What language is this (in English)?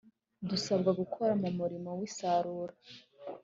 Kinyarwanda